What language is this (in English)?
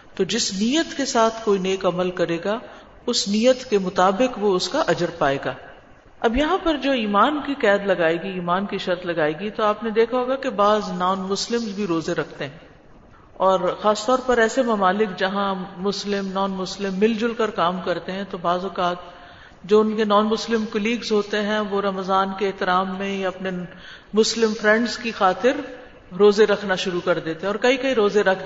Urdu